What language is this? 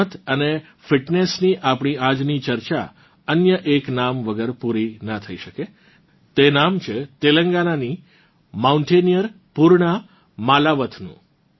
Gujarati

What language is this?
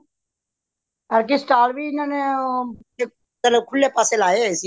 Punjabi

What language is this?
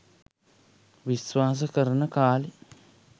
Sinhala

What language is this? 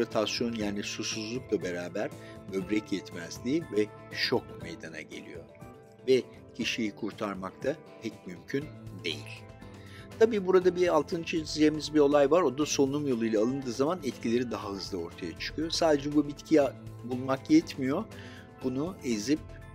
Turkish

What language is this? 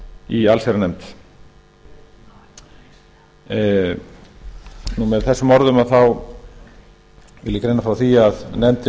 Icelandic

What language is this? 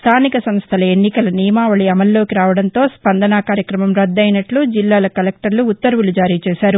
Telugu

